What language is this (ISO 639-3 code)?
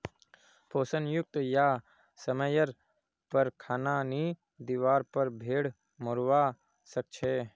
mag